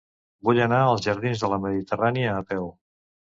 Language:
Catalan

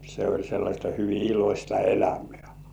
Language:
Finnish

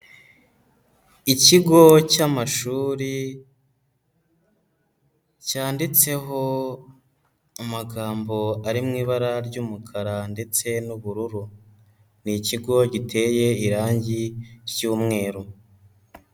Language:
Kinyarwanda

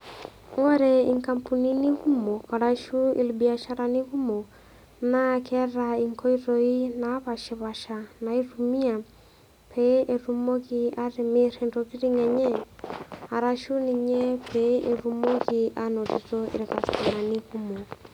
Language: Masai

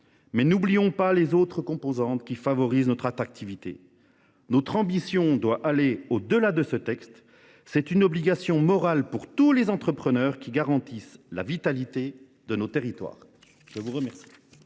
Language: French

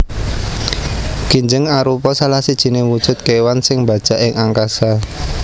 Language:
Javanese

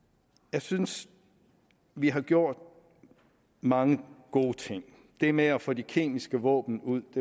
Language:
Danish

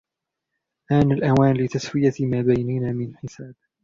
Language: Arabic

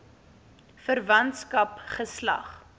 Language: Afrikaans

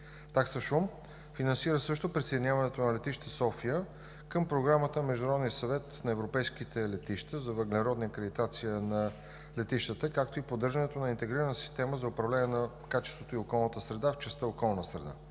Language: Bulgarian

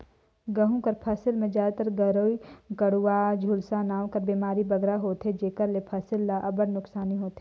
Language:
Chhattisgarhi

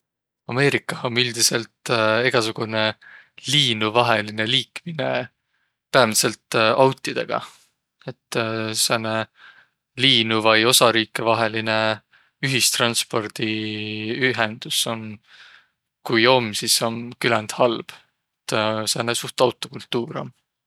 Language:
Võro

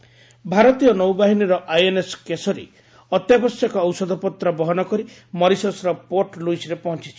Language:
Odia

